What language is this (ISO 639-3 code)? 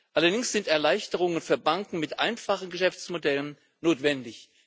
deu